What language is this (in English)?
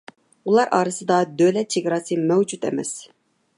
Uyghur